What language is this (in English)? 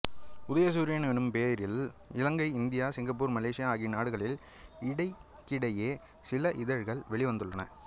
Tamil